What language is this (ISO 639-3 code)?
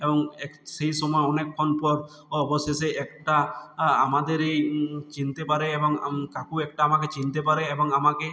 ben